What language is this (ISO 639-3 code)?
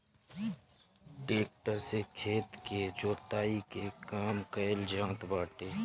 bho